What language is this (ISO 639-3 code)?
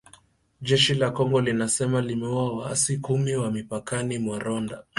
swa